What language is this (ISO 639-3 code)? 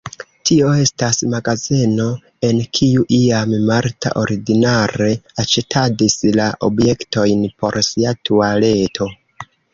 epo